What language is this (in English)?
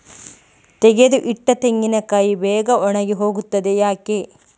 Kannada